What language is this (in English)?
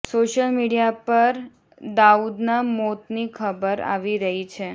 Gujarati